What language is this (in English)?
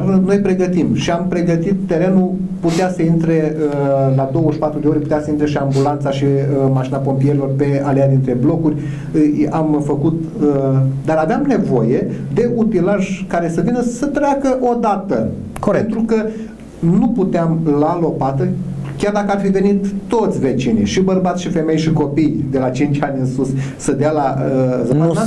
Romanian